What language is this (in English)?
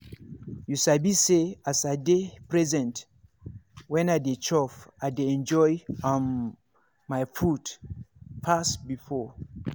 Nigerian Pidgin